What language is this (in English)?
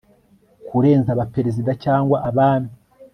Kinyarwanda